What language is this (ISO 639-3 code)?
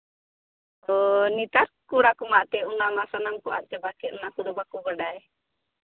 sat